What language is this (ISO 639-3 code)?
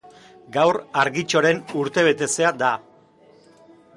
eus